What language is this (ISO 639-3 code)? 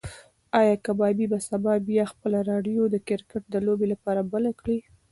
pus